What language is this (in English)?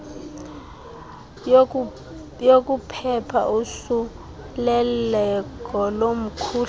Xhosa